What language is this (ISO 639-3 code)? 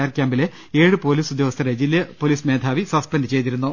mal